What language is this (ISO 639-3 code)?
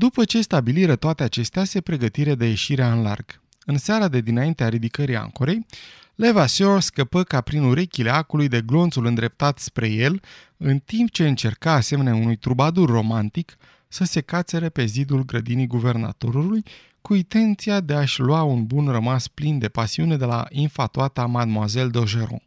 ron